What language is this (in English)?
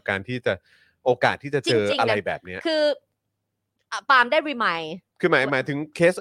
Thai